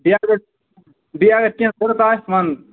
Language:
Kashmiri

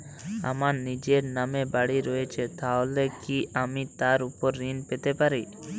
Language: Bangla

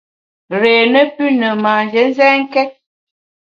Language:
Bamun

